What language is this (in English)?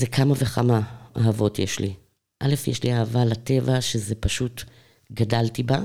Hebrew